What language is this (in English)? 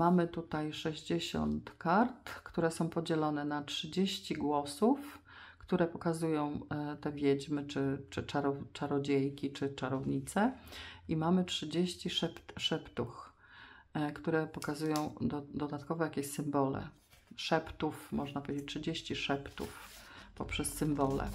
Polish